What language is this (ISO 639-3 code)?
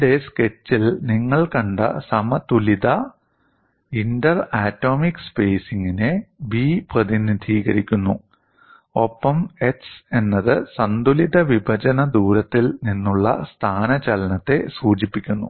mal